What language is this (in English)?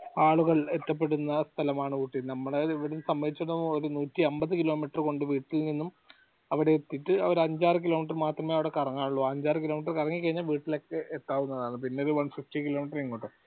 Malayalam